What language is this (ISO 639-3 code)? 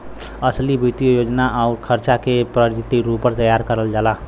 bho